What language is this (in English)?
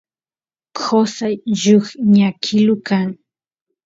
Santiago del Estero Quichua